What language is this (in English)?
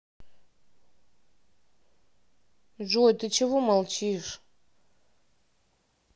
Russian